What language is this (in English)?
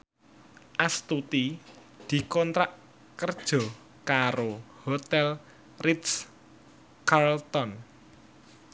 Javanese